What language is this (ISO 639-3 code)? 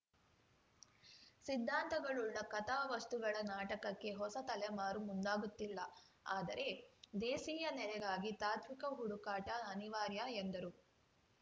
kan